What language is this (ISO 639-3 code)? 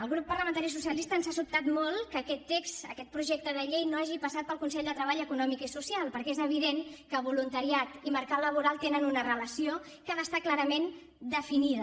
cat